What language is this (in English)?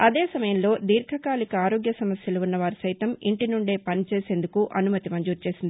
Telugu